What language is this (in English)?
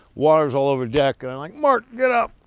English